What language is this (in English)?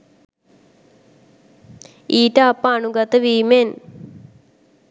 Sinhala